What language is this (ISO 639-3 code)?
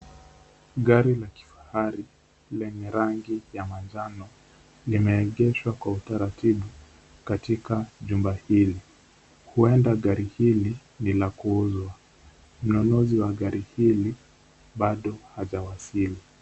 swa